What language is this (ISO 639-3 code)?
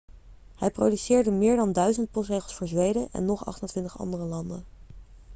nld